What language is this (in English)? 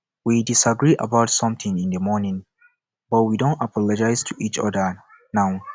Nigerian Pidgin